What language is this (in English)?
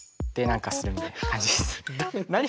Japanese